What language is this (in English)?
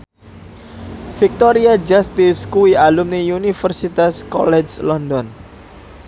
Javanese